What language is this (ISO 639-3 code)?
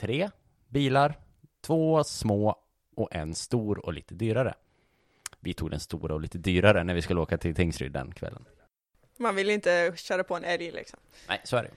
swe